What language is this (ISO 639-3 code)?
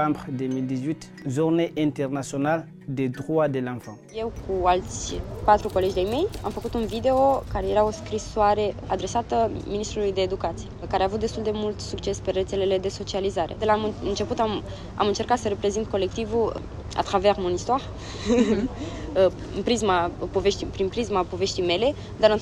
ron